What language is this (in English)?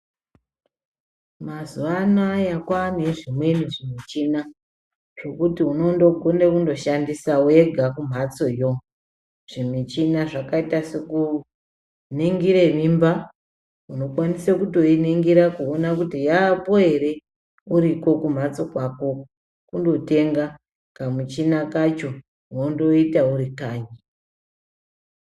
Ndau